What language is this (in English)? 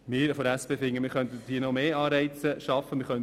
Swiss German